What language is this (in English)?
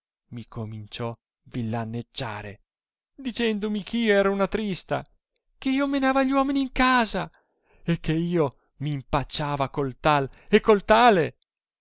Italian